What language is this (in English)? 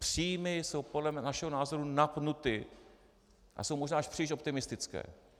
Czech